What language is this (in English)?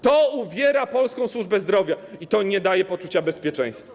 Polish